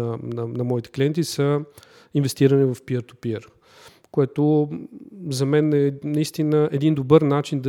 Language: Bulgarian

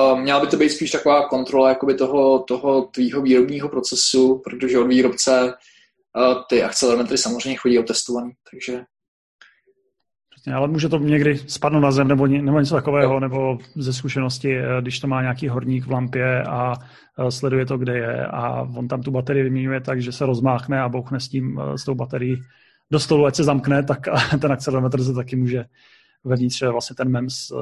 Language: Czech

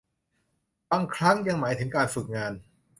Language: Thai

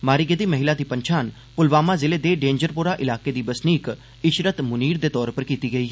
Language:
Dogri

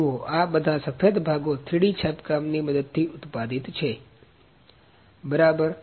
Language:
Gujarati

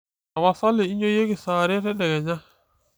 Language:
Masai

